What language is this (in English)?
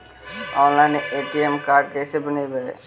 Magahi